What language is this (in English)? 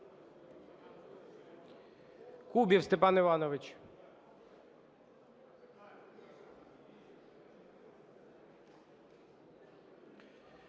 Ukrainian